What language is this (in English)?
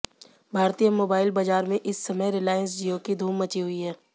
Hindi